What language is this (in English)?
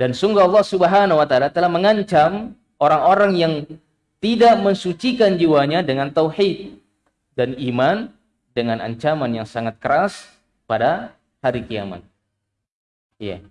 Indonesian